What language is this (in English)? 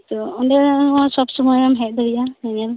Santali